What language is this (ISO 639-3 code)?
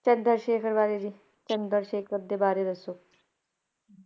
pan